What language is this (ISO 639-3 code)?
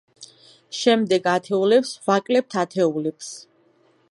kat